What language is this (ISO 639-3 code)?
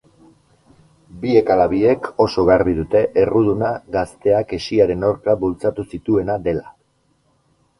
eus